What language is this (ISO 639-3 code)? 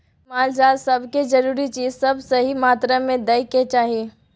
mai